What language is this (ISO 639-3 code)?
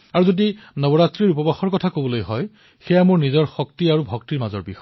asm